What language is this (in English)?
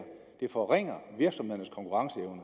Danish